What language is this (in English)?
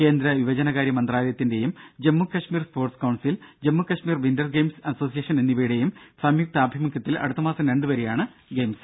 Malayalam